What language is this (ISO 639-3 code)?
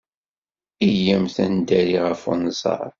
kab